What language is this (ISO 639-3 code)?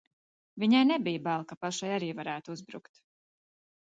lav